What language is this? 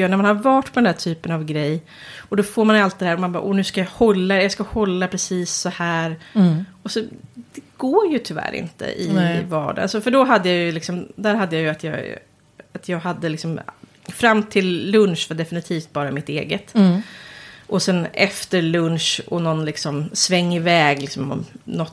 Swedish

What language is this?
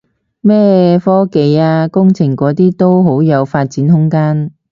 Cantonese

